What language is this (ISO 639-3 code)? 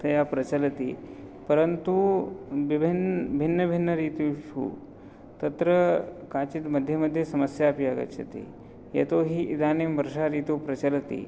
san